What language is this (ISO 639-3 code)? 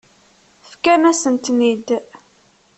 kab